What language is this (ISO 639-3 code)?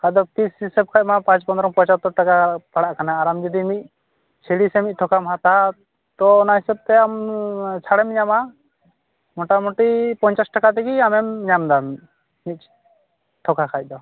sat